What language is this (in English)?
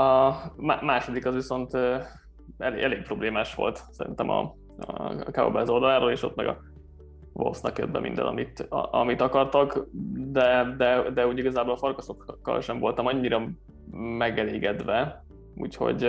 Hungarian